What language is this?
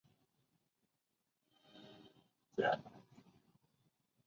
Chinese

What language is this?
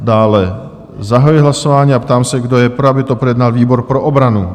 Czech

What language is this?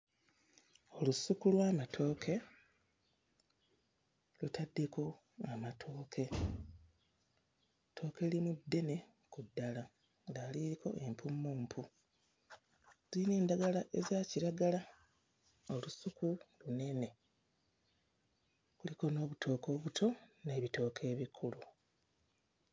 Ganda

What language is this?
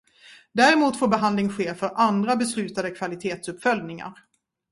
Swedish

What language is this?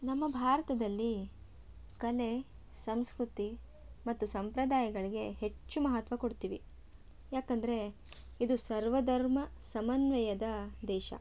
Kannada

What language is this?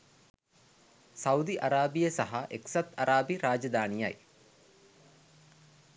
Sinhala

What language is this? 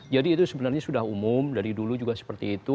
Indonesian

